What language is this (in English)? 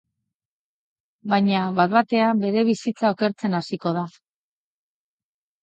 Basque